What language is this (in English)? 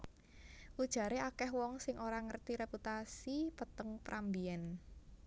Javanese